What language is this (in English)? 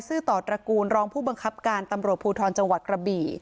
Thai